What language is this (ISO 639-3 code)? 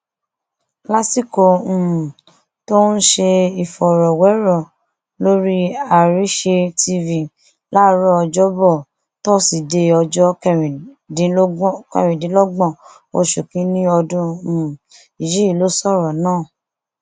yor